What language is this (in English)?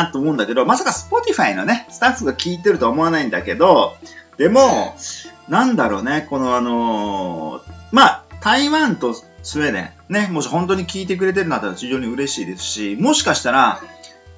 Japanese